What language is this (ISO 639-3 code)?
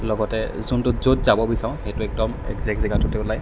asm